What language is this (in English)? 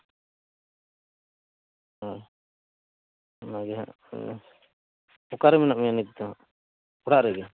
Santali